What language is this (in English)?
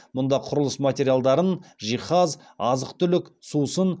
Kazakh